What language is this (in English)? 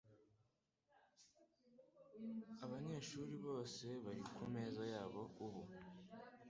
Kinyarwanda